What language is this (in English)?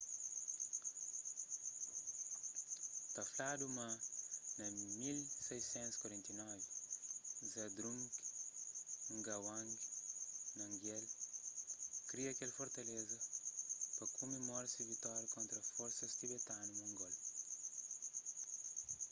Kabuverdianu